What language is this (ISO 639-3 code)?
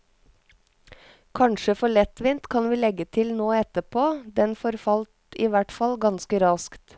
nor